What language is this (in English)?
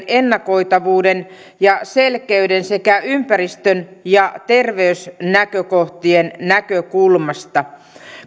Finnish